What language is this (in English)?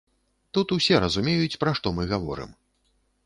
Belarusian